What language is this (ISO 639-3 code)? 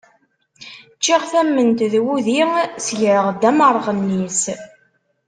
kab